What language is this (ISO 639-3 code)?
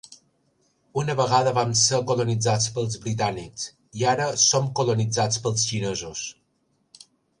cat